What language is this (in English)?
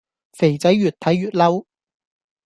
Cantonese